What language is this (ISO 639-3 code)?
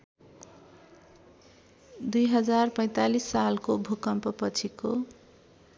nep